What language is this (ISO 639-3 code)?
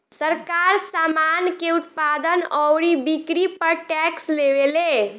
bho